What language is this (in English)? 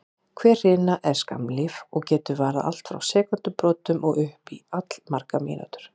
Icelandic